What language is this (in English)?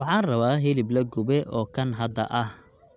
Somali